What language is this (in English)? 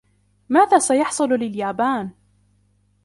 Arabic